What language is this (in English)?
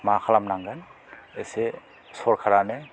Bodo